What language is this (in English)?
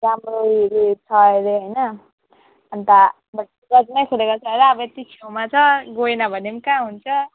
Nepali